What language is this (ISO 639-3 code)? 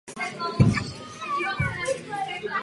ces